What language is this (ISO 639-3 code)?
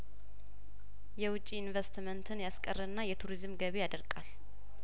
amh